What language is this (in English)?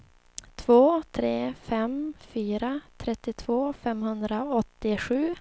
Swedish